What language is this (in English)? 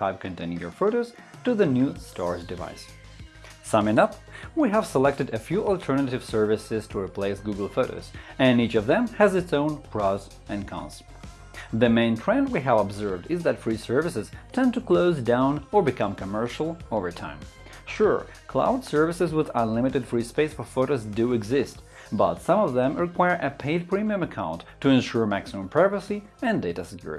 English